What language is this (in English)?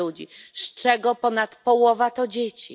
Polish